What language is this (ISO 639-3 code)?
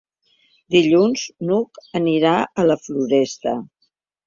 cat